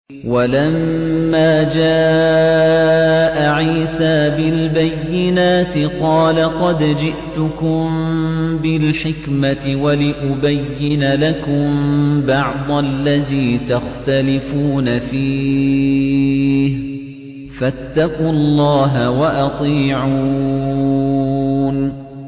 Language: Arabic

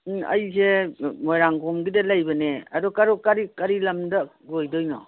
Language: Manipuri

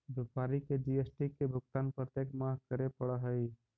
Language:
Magahi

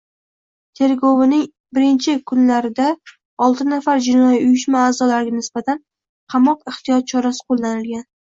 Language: Uzbek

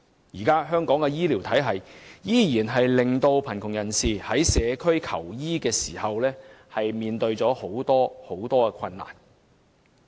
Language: Cantonese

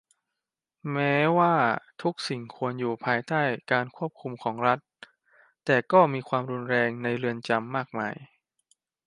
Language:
Thai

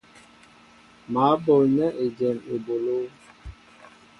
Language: Mbo (Cameroon)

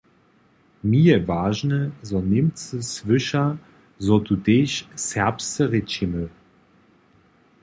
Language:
Upper Sorbian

